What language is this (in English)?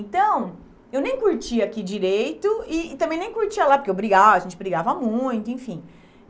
Portuguese